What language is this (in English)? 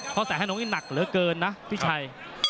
Thai